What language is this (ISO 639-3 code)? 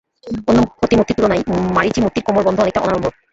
ben